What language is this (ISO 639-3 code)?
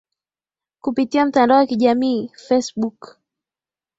swa